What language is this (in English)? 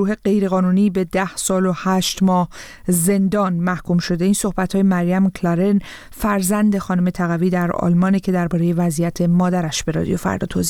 Persian